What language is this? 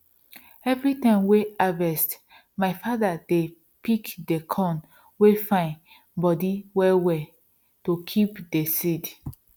Nigerian Pidgin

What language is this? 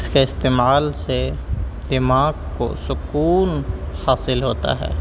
Urdu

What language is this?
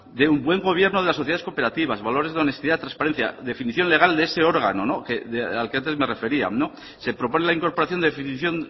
Spanish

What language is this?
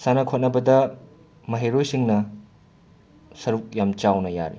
Manipuri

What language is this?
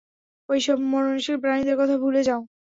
Bangla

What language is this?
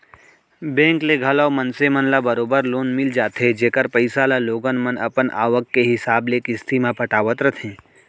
Chhattisgarhi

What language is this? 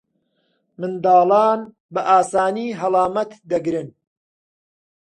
Central Kurdish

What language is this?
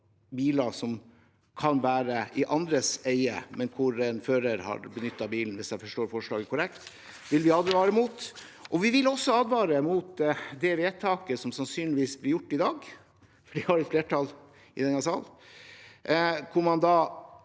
Norwegian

